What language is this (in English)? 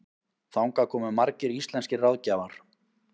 Icelandic